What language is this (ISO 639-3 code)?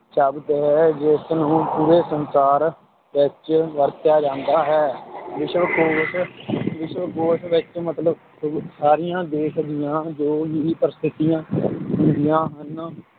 pan